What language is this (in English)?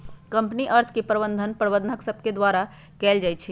Magahi